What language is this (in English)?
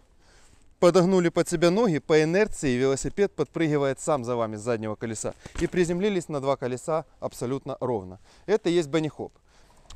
Russian